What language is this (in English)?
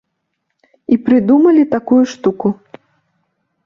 Belarusian